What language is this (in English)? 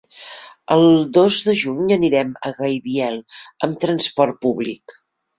Catalan